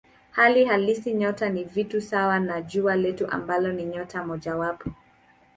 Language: Swahili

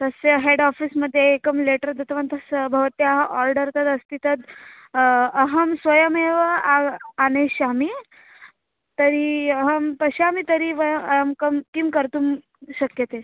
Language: Sanskrit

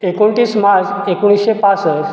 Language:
Konkani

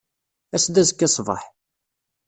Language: Kabyle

